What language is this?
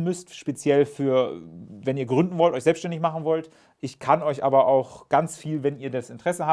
German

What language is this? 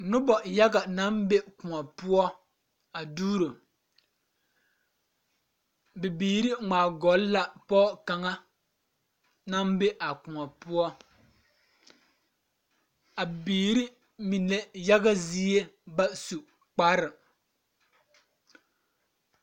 Southern Dagaare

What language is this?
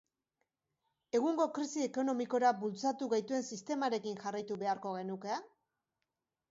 Basque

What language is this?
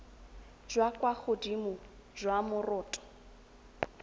Tswana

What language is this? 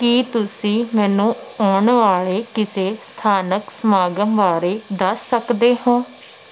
Punjabi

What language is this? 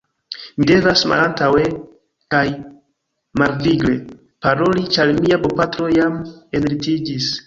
Esperanto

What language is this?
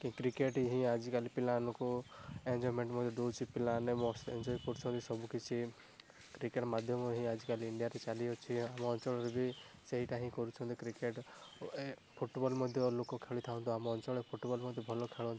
Odia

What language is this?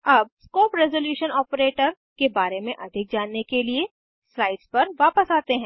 Hindi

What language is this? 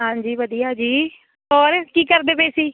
Punjabi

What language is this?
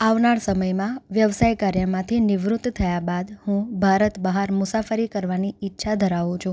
Gujarati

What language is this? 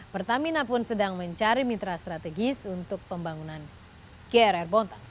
Indonesian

